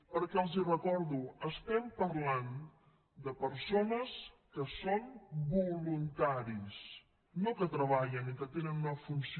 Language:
Catalan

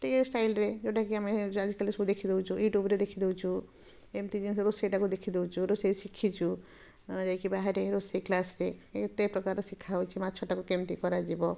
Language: Odia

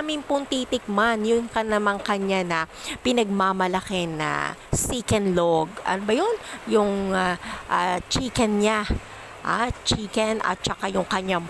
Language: Filipino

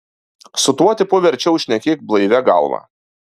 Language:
Lithuanian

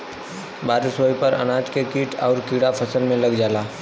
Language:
Bhojpuri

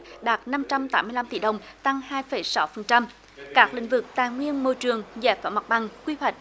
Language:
Vietnamese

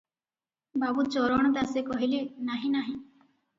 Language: Odia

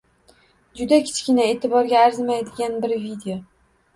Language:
Uzbek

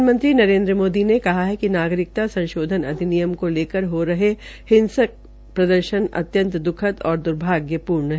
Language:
Hindi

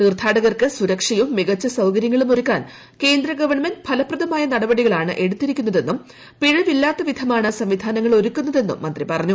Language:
Malayalam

